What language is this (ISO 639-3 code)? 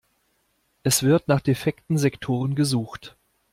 deu